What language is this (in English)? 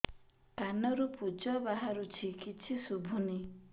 Odia